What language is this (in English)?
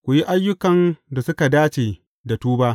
Hausa